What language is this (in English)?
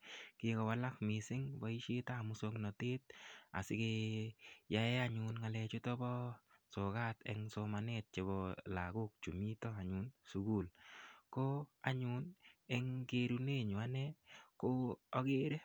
Kalenjin